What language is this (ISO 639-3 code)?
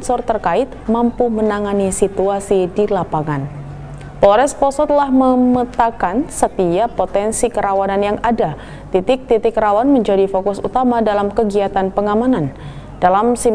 ind